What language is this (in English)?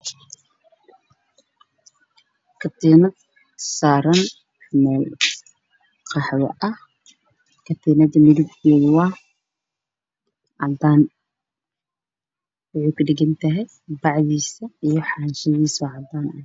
Somali